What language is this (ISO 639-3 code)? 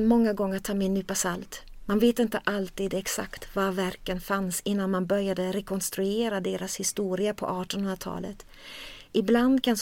swe